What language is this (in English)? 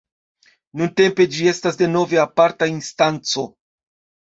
Esperanto